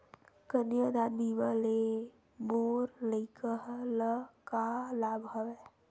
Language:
Chhattisgarhi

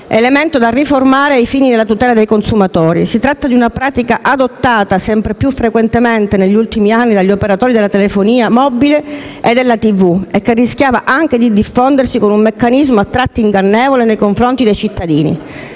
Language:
Italian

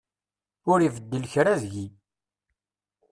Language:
Kabyle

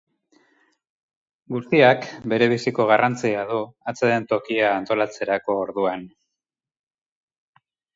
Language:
Basque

